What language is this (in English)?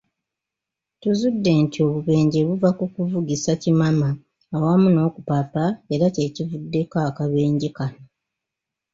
Ganda